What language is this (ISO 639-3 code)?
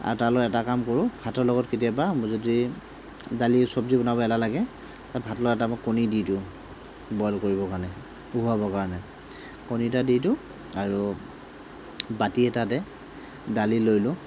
asm